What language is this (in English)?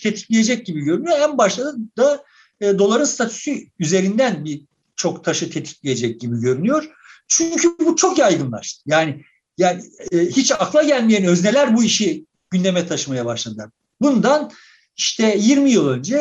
Turkish